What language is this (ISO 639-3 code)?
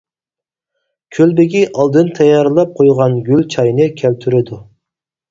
uig